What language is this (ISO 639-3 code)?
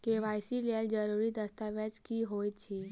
mai